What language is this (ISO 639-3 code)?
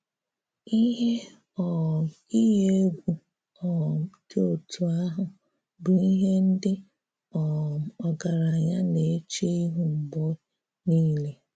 ibo